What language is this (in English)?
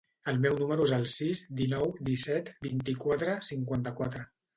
Catalan